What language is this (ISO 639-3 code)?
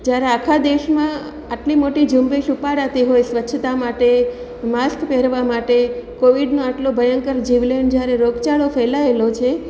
guj